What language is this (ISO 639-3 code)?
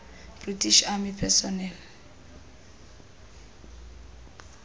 xho